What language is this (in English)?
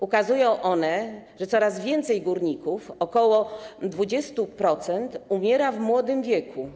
Polish